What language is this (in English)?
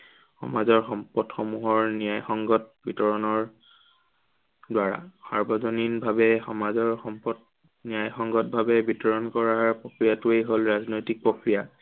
Assamese